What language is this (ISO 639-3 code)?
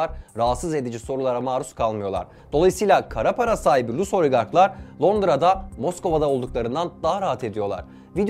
tur